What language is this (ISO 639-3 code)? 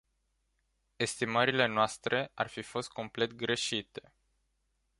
ron